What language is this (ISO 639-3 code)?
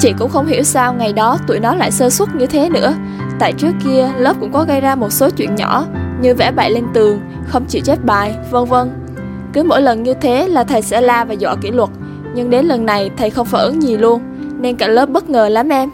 vie